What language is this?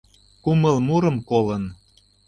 Mari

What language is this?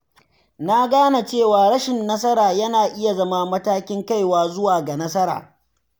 Hausa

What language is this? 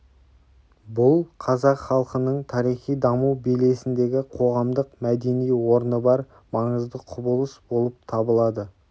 Kazakh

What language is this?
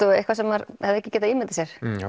Icelandic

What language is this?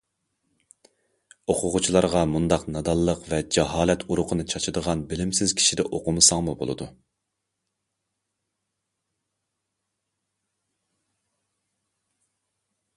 Uyghur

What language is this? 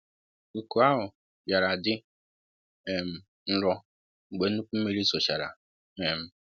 Igbo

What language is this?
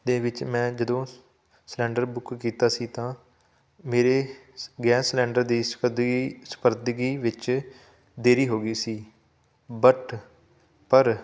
Punjabi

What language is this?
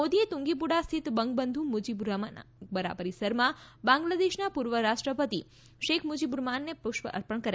Gujarati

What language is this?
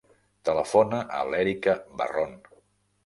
Catalan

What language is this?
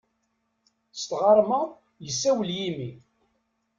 Kabyle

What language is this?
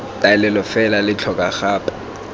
Tswana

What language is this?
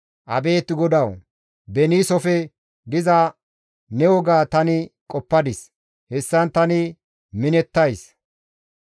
Gamo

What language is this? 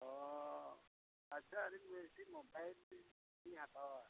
Santali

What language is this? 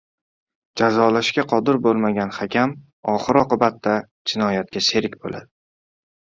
Uzbek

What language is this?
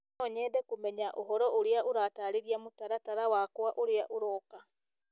Kikuyu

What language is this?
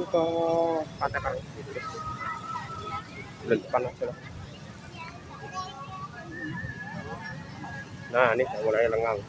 Indonesian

